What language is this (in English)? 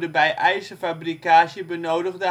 Dutch